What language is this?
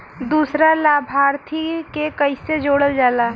Bhojpuri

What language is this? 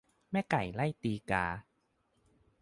Thai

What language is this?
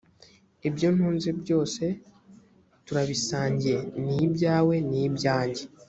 Kinyarwanda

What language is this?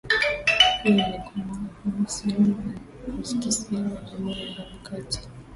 Swahili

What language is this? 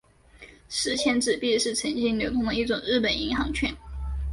Chinese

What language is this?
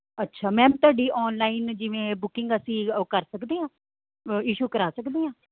Punjabi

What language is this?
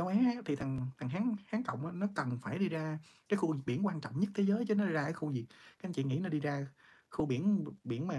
Vietnamese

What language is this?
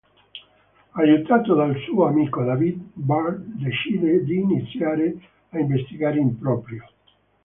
Italian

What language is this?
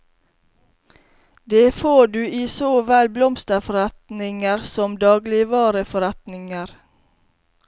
Norwegian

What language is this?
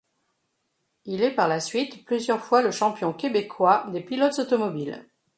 French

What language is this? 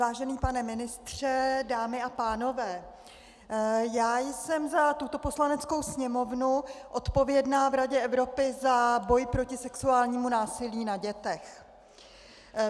Czech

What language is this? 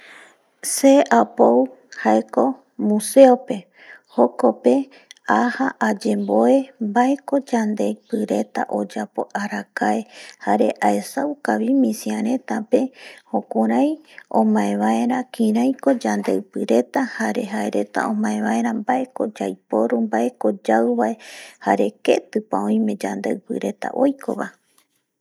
Eastern Bolivian Guaraní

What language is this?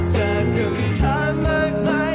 Thai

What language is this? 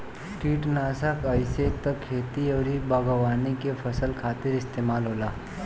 Bhojpuri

